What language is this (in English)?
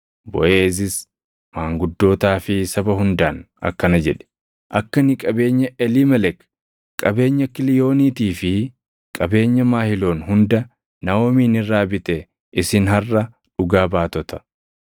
Oromo